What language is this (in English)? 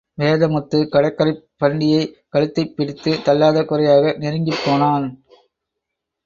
Tamil